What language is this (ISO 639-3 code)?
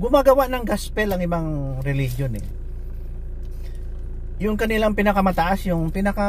fil